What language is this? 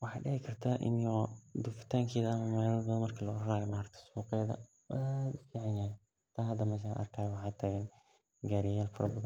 Somali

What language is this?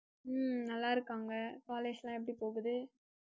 Tamil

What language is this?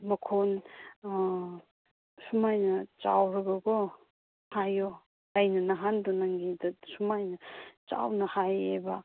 Manipuri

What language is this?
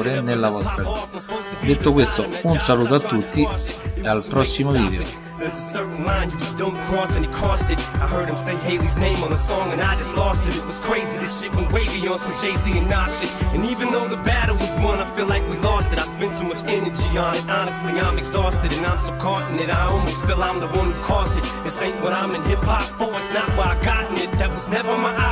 Italian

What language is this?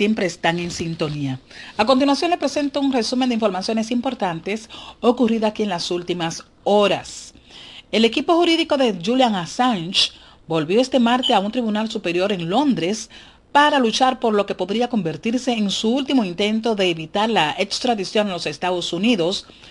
Spanish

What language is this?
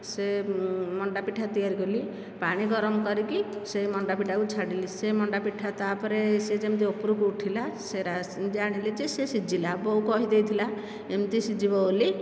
Odia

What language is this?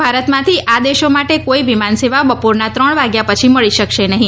Gujarati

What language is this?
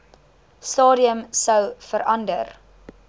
Afrikaans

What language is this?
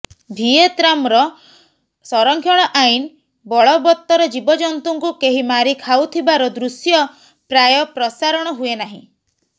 Odia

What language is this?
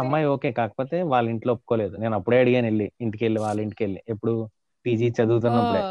Telugu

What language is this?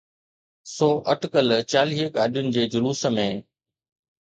Sindhi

